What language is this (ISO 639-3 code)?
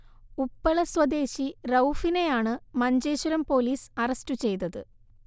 mal